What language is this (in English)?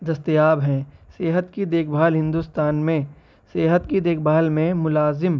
Urdu